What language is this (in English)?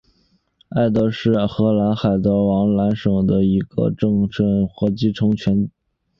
Chinese